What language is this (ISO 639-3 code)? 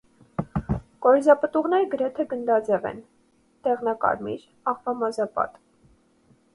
hye